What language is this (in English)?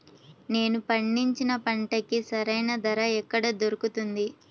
Telugu